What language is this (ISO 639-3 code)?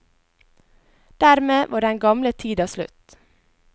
nor